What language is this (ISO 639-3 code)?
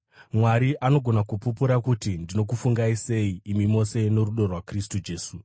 sna